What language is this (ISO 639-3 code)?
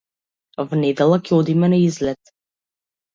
mkd